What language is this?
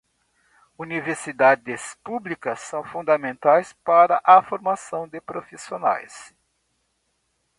Portuguese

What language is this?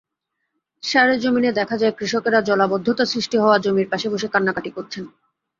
Bangla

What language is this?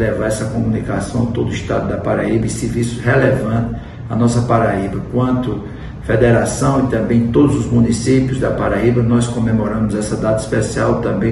Portuguese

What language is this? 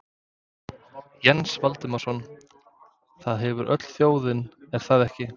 Icelandic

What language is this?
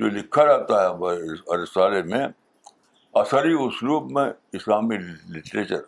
Urdu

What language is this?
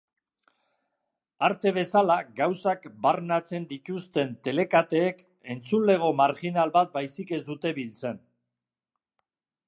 Basque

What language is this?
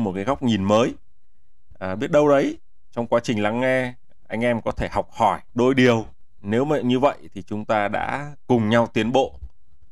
Vietnamese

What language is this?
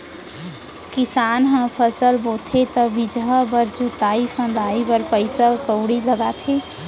Chhattisgarhi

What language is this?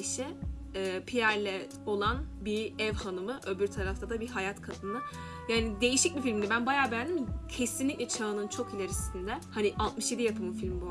Turkish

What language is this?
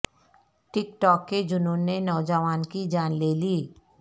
Urdu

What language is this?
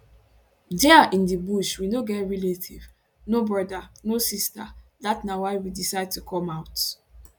Nigerian Pidgin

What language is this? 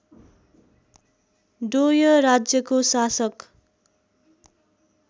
Nepali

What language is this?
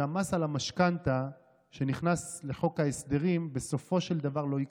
Hebrew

